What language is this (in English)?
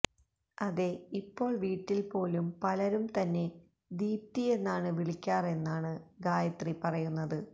Malayalam